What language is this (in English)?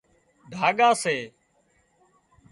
Wadiyara Koli